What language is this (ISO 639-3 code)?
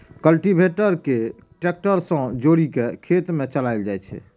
mai